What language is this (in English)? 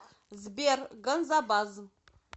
Russian